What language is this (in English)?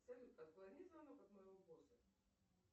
Russian